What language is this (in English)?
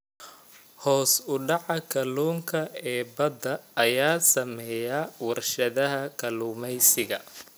Somali